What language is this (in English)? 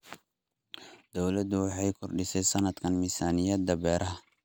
Somali